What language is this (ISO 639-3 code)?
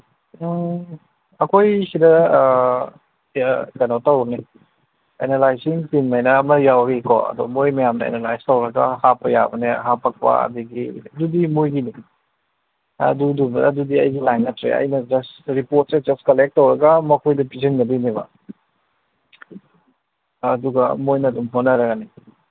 mni